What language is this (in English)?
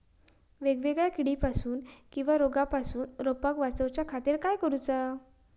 Marathi